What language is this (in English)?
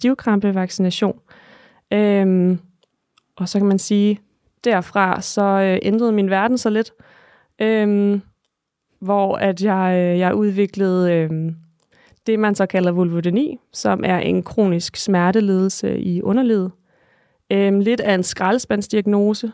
Danish